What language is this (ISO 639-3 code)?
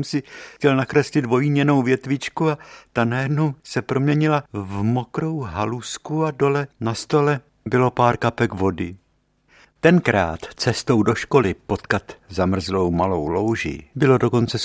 ces